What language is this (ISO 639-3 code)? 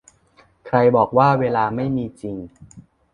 tha